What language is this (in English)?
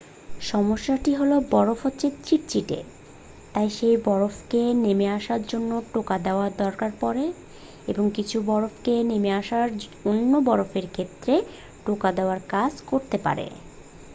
Bangla